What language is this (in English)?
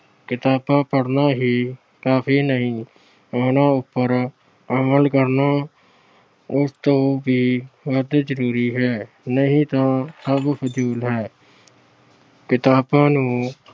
Punjabi